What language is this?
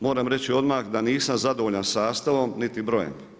Croatian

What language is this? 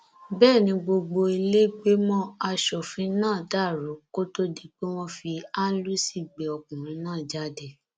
Yoruba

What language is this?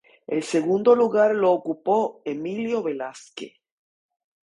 Spanish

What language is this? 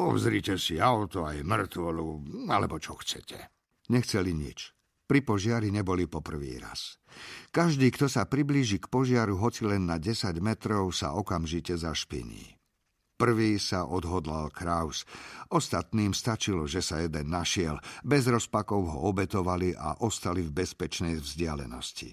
Slovak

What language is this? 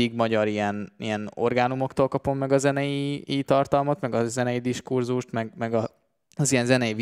Hungarian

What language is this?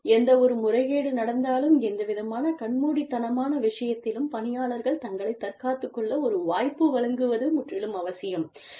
Tamil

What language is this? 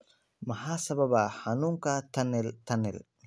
Somali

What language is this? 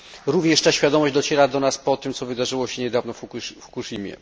Polish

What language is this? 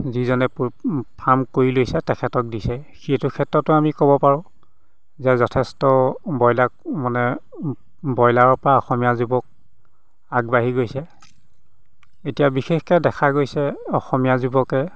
Assamese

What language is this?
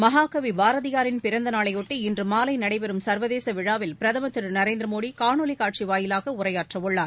Tamil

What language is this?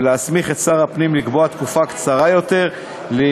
Hebrew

